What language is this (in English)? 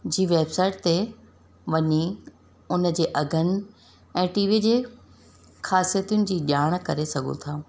Sindhi